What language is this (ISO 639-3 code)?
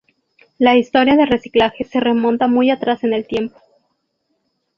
spa